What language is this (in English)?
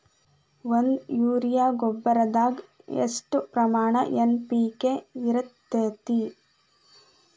Kannada